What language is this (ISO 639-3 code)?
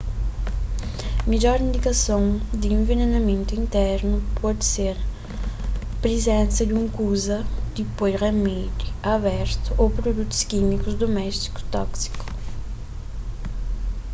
kea